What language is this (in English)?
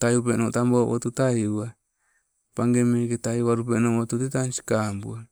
Sibe